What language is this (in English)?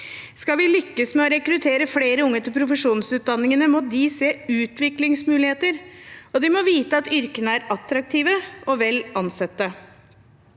Norwegian